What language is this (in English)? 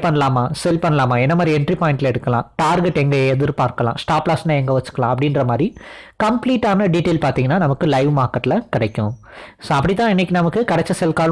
Tamil